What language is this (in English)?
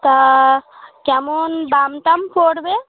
Bangla